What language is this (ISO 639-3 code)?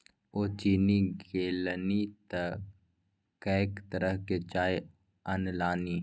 mai